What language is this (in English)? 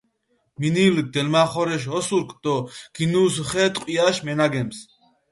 Mingrelian